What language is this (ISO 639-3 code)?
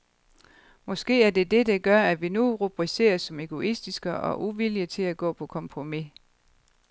dan